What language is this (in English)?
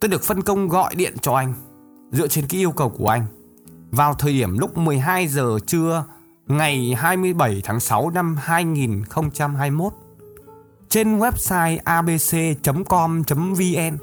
Vietnamese